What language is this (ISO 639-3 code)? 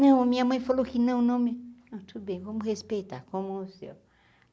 por